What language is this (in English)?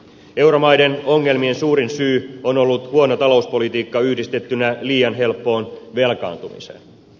Finnish